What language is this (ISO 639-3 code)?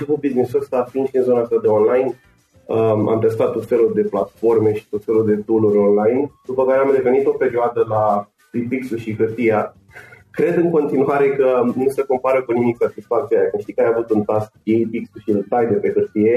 ron